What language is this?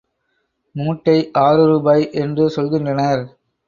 Tamil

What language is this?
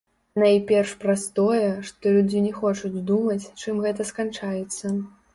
Belarusian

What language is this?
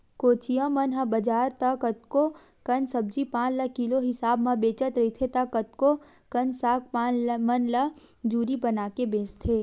Chhattisgarhi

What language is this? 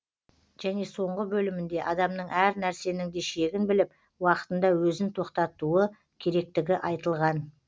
Kazakh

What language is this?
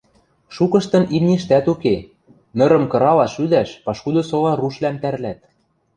Western Mari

